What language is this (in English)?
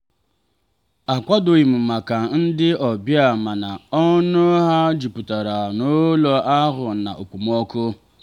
Igbo